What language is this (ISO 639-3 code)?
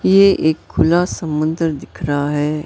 hin